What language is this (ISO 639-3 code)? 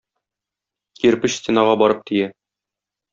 tat